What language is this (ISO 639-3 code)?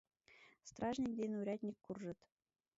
chm